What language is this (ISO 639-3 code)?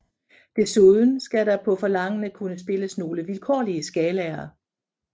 dan